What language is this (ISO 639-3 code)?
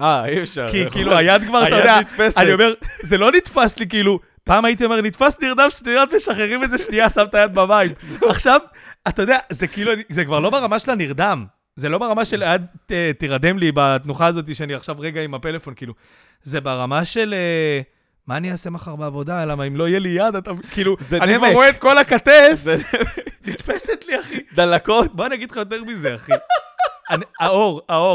heb